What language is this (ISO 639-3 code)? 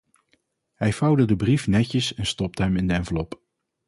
nld